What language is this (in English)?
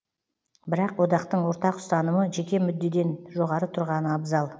Kazakh